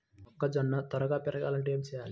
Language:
Telugu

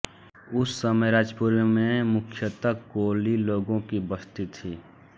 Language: Hindi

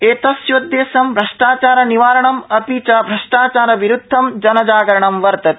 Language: Sanskrit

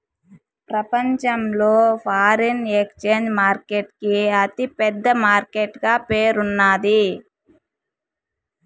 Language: Telugu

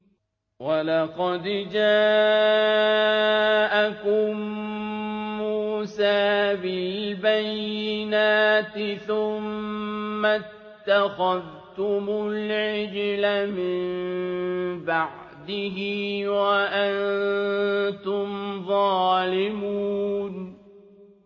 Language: Arabic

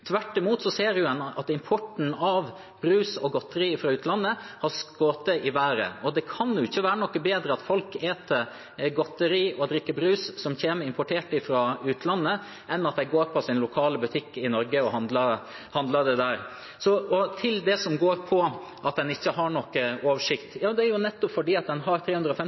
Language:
Norwegian Bokmål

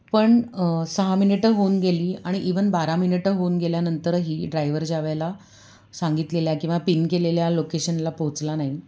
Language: Marathi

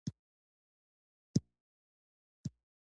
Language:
Pashto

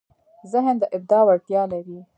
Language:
Pashto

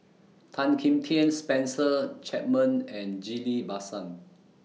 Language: English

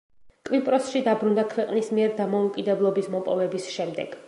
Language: Georgian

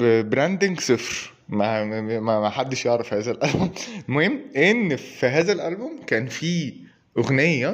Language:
Arabic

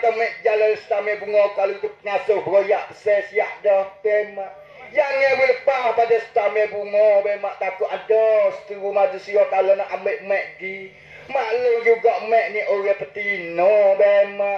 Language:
Malay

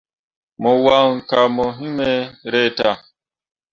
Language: Mundang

